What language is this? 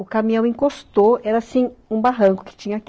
Portuguese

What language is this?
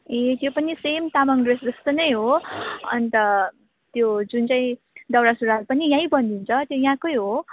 Nepali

